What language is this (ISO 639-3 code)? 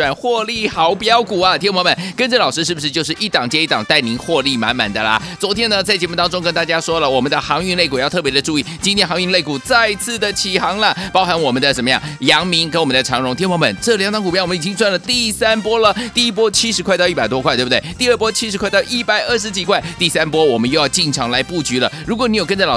zho